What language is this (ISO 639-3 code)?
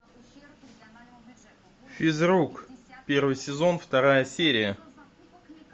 rus